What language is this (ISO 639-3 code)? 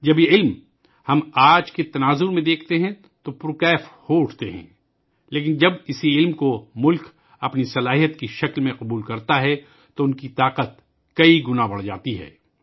urd